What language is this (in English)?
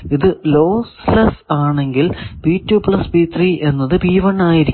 Malayalam